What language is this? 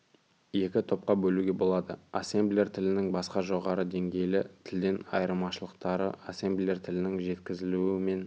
Kazakh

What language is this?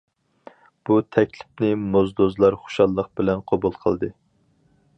Uyghur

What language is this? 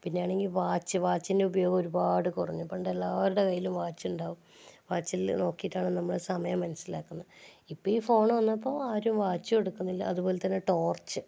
Malayalam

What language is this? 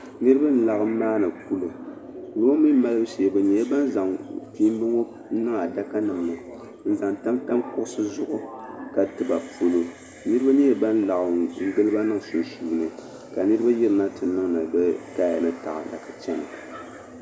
Dagbani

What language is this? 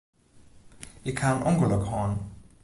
Western Frisian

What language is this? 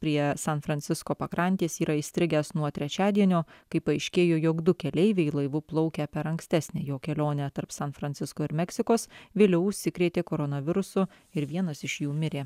Lithuanian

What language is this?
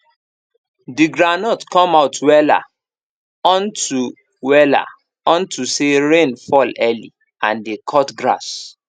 Nigerian Pidgin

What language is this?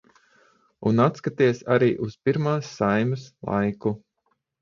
Latvian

